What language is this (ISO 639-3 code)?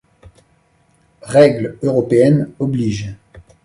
fra